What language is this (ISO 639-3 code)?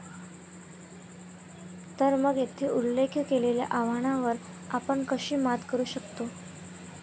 mar